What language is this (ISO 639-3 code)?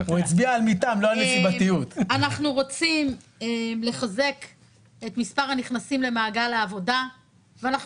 heb